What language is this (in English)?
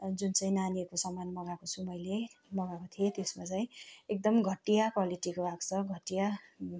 Nepali